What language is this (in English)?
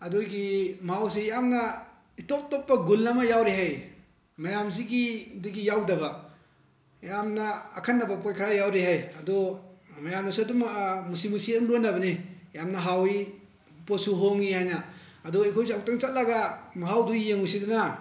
Manipuri